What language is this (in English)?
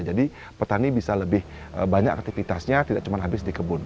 Indonesian